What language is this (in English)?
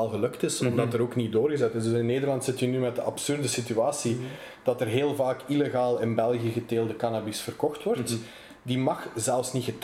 Dutch